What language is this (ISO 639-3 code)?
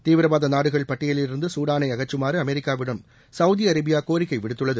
tam